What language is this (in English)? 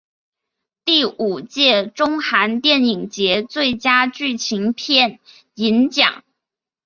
Chinese